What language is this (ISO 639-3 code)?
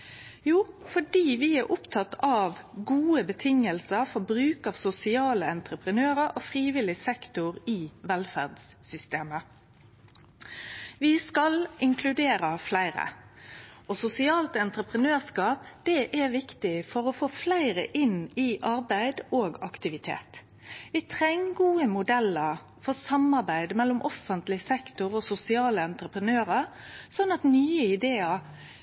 nno